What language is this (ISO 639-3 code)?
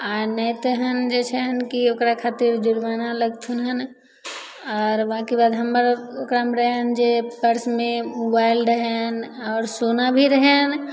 mai